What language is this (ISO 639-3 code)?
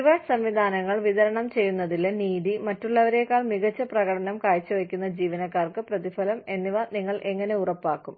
mal